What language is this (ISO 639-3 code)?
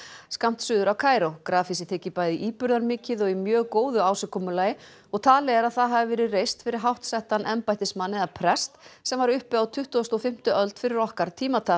isl